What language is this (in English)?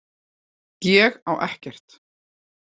Icelandic